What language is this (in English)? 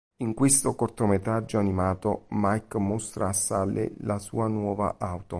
Italian